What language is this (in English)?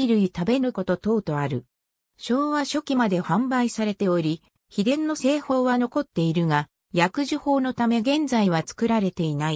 Japanese